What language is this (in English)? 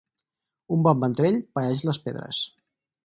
Catalan